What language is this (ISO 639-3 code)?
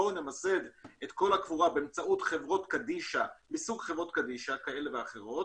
heb